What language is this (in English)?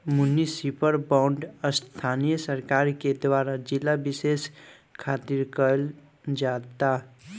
Bhojpuri